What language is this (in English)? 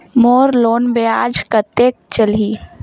Chhattisgarhi